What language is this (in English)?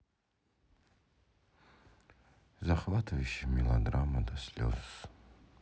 Russian